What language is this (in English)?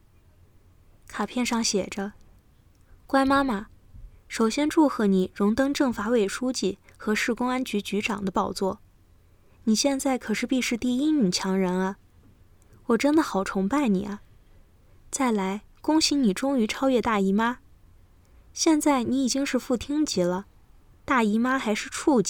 Chinese